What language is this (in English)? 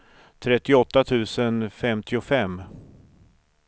Swedish